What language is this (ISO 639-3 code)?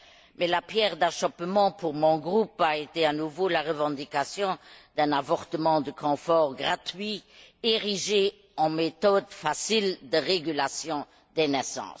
fra